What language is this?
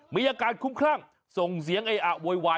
Thai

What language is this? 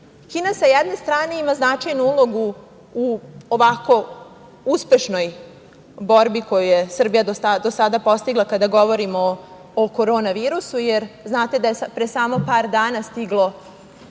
Serbian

